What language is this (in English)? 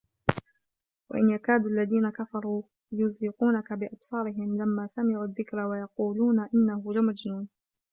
Arabic